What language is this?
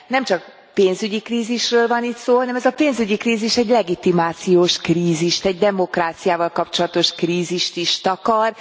Hungarian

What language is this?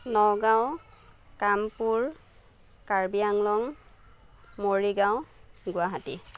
Assamese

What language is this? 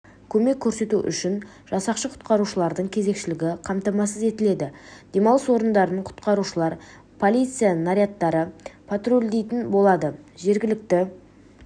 Kazakh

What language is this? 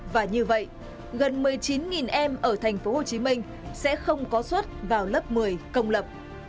Vietnamese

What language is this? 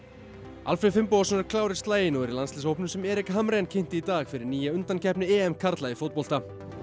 Icelandic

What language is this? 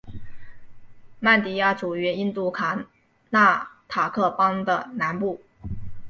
Chinese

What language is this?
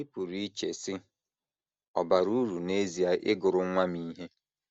Igbo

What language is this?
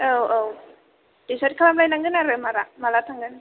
Bodo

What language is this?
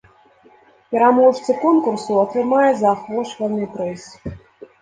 Belarusian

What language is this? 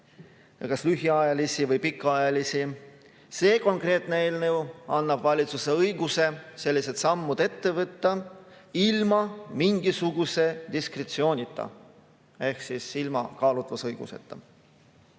Estonian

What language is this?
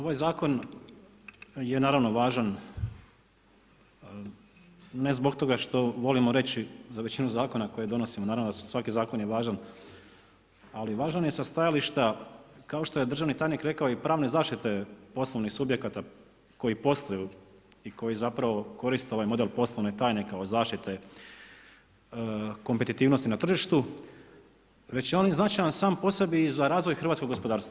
Croatian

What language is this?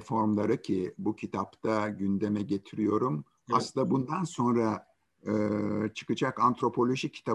Turkish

